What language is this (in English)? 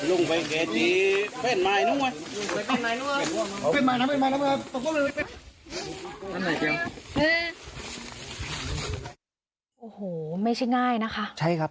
Thai